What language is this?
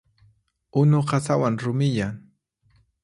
Puno Quechua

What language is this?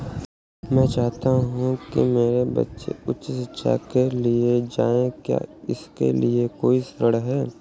Hindi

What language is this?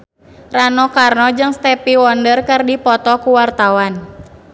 Sundanese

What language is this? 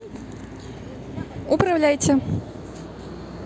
Russian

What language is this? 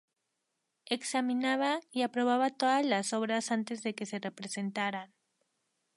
Spanish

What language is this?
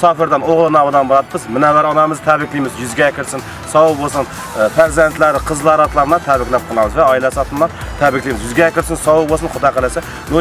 Arabic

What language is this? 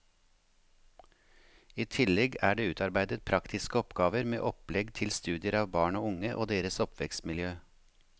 Norwegian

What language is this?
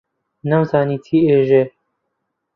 Central Kurdish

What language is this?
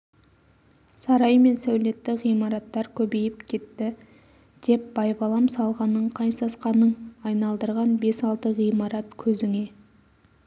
Kazakh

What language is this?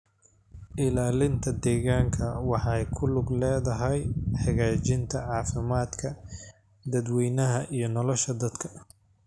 Somali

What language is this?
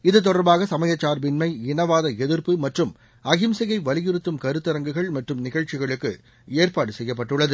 Tamil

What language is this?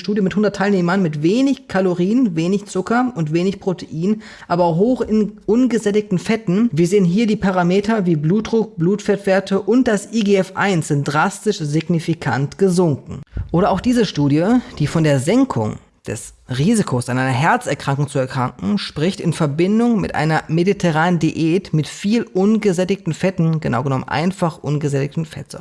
German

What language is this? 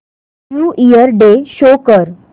Marathi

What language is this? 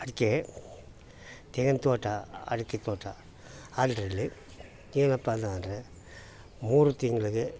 Kannada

